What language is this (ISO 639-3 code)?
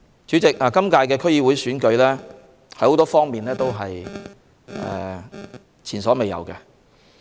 yue